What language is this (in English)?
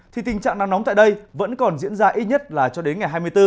Vietnamese